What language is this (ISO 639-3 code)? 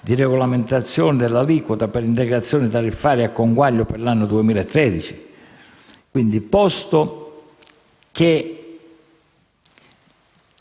ita